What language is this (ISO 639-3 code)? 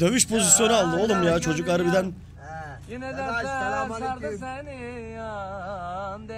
tur